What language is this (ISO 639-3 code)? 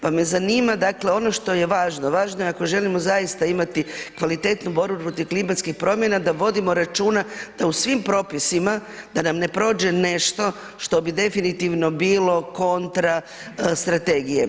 hrv